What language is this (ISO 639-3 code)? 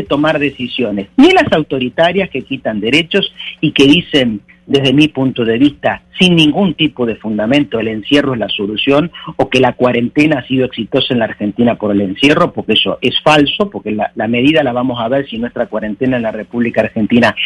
spa